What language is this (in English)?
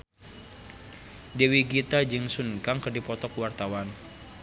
Sundanese